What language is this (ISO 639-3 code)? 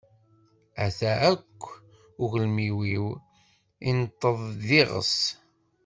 kab